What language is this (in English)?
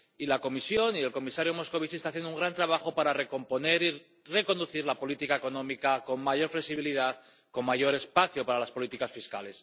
Spanish